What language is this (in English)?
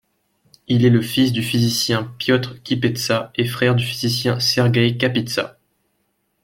French